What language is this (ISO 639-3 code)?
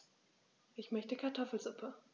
deu